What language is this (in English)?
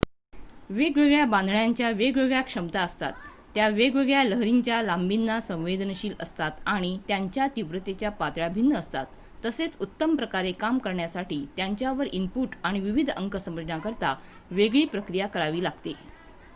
Marathi